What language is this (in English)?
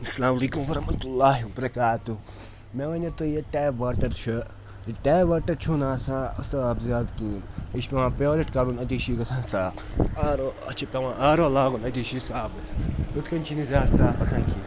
Kashmiri